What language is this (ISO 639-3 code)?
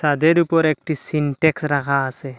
ben